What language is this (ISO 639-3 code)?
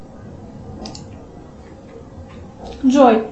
rus